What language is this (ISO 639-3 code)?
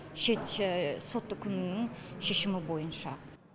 kaz